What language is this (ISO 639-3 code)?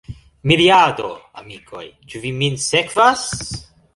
epo